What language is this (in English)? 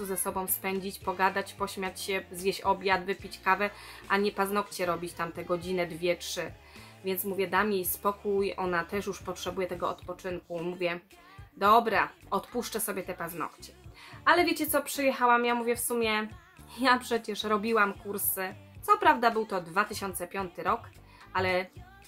Polish